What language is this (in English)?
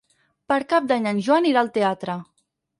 Catalan